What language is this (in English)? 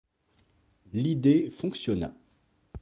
French